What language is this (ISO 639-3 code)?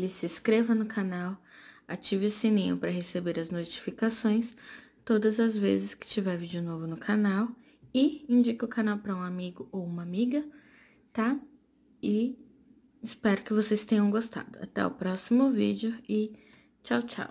por